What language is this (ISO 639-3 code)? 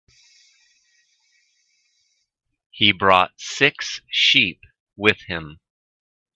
eng